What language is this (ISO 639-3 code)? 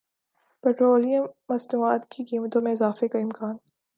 urd